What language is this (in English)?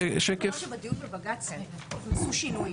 Hebrew